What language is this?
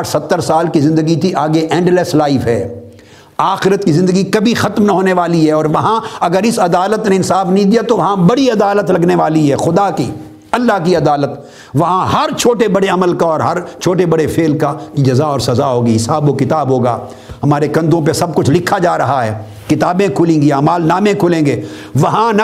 Urdu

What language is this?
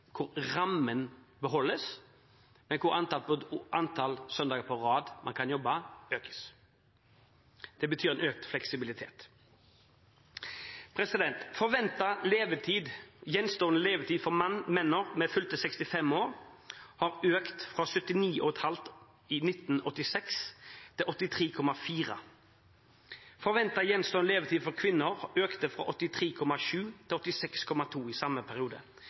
Norwegian Bokmål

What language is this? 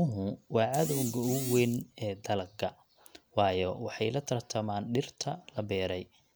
Somali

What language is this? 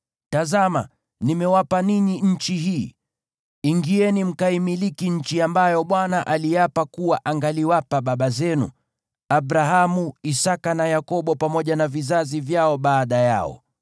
Swahili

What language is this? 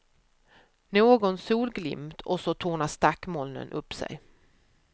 Swedish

